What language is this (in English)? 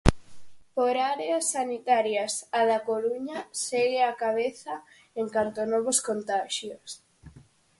Galician